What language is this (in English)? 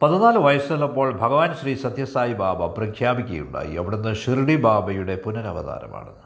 Malayalam